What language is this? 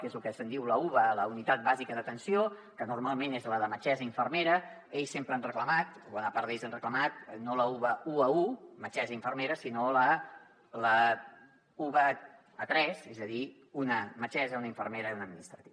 Catalan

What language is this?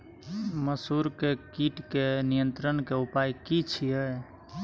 Maithili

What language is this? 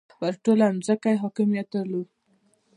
Pashto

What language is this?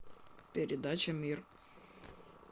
Russian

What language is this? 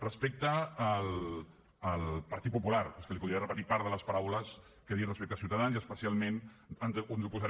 Catalan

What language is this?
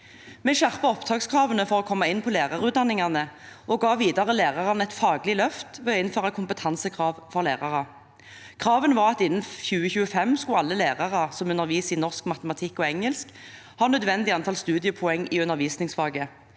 Norwegian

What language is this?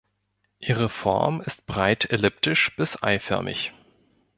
German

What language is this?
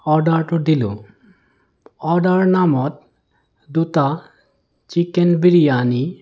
Assamese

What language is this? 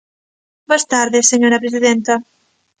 Galician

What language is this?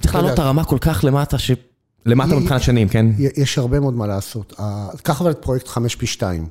Hebrew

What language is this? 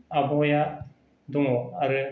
Bodo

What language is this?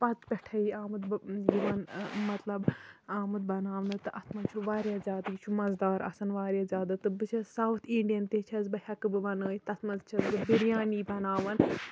Kashmiri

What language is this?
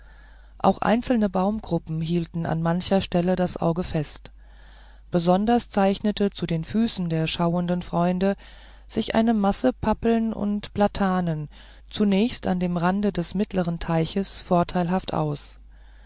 German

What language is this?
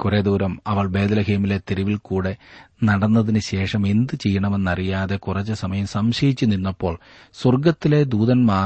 Malayalam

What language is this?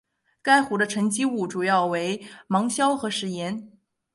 Chinese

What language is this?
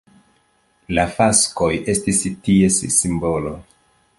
Esperanto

